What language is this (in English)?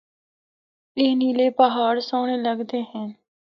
Northern Hindko